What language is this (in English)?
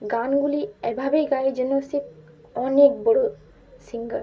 Bangla